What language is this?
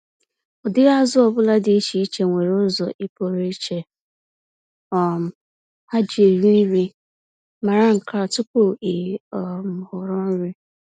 Igbo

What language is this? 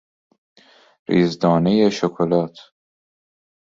Persian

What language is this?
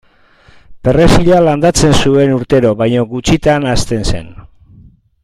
Basque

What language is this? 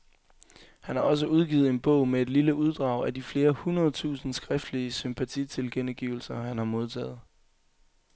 Danish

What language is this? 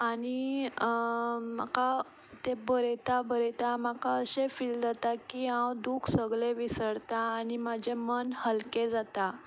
Konkani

